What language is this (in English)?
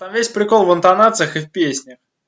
Russian